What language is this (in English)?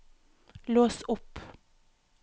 Norwegian